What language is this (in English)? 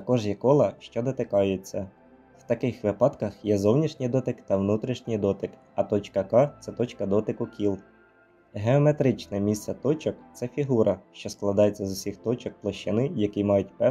Ukrainian